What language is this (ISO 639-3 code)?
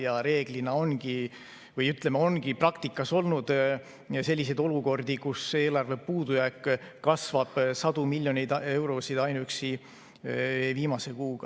est